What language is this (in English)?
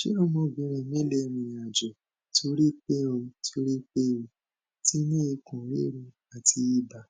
Yoruba